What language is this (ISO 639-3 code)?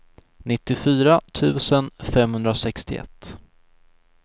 swe